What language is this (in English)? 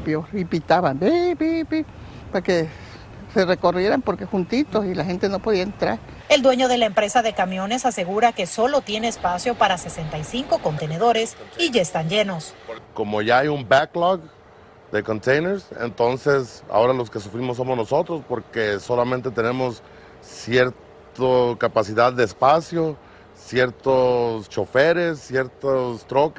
Spanish